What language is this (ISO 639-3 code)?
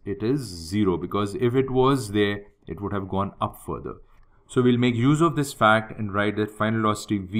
eng